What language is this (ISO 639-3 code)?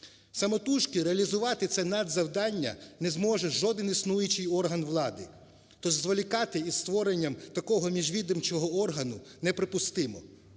ukr